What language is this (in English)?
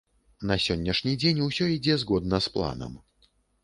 Belarusian